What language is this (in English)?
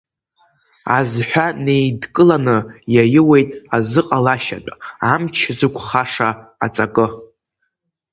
Abkhazian